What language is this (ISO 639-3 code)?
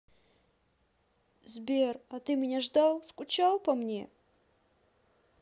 rus